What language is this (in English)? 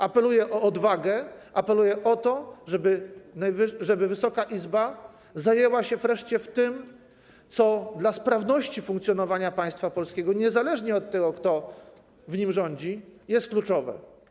Polish